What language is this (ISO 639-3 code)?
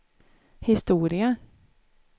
swe